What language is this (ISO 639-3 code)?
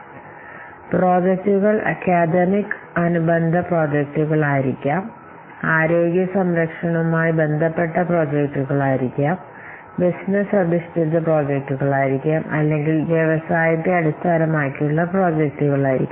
mal